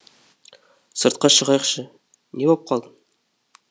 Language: Kazakh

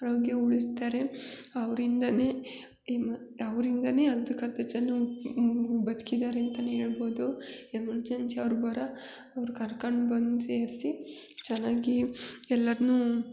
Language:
Kannada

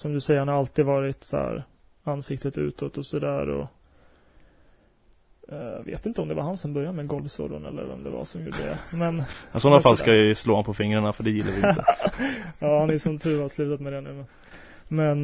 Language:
Swedish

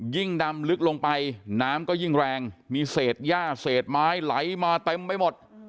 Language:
Thai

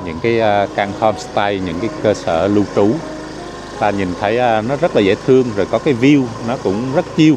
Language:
Vietnamese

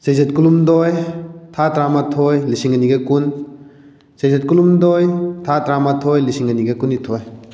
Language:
Manipuri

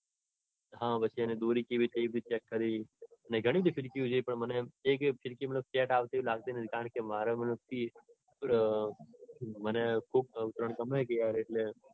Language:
Gujarati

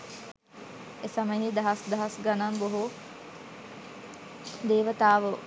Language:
Sinhala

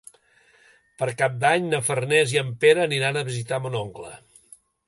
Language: Catalan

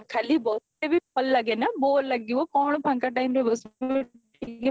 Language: Odia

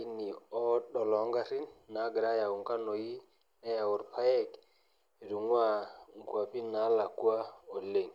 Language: Masai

